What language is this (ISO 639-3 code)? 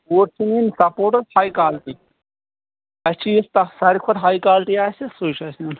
kas